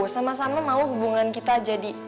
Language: Indonesian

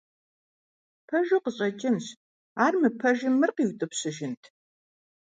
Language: Kabardian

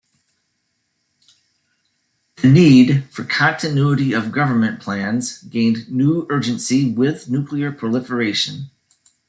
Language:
English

